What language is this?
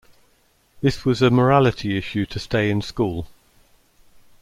English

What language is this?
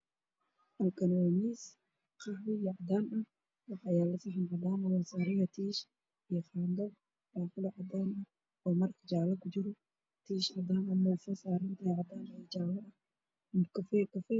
Somali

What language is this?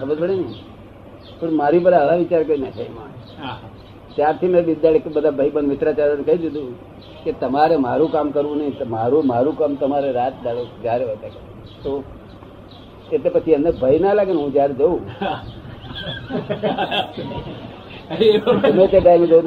Gujarati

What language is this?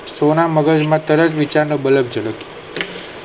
Gujarati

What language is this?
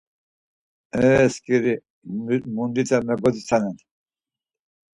Laz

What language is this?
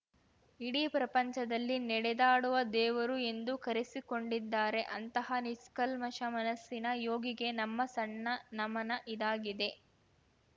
Kannada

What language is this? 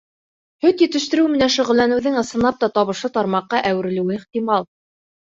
Bashkir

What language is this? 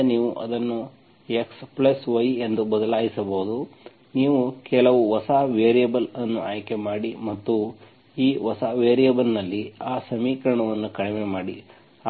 Kannada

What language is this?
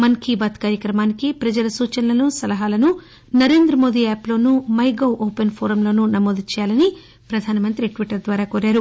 Telugu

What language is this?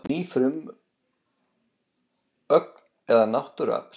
Icelandic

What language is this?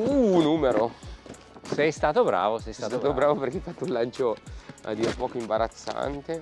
Italian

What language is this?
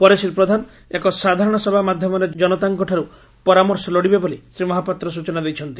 Odia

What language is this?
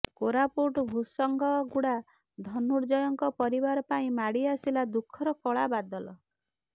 Odia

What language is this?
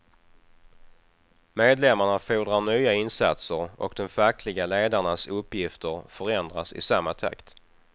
Swedish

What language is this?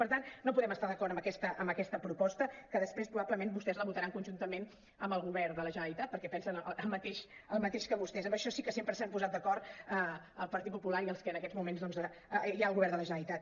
Catalan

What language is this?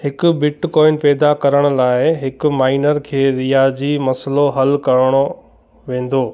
Sindhi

